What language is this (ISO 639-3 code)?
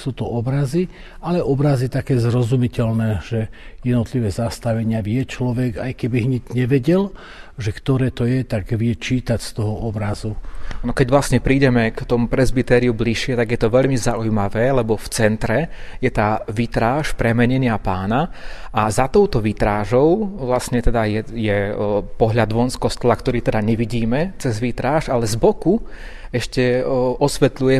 slk